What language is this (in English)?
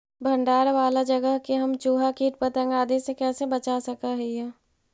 Magahi